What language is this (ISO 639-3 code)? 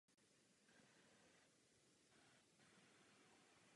ces